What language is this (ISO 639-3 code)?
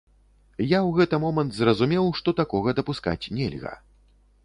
bel